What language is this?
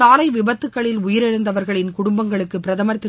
Tamil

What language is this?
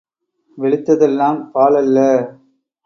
Tamil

